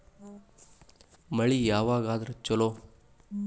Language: Kannada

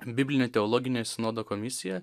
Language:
Lithuanian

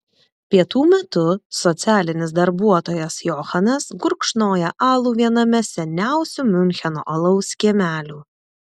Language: Lithuanian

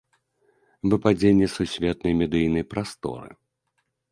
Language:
Belarusian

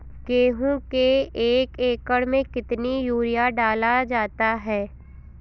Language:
Hindi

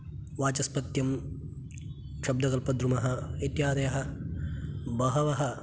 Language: Sanskrit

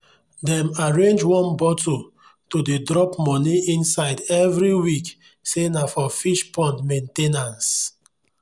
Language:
Nigerian Pidgin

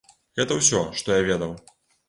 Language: Belarusian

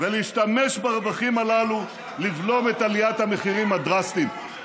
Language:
Hebrew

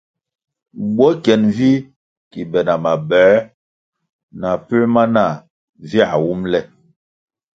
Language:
Kwasio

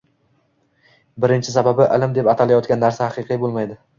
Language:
Uzbek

